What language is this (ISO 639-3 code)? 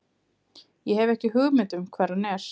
isl